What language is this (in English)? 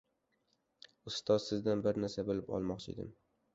Uzbek